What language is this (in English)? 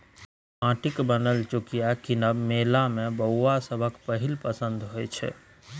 Maithili